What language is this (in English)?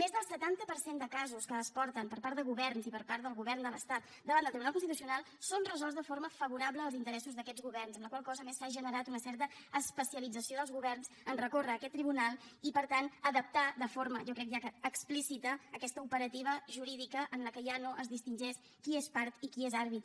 Catalan